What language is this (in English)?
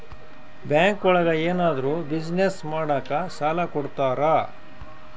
Kannada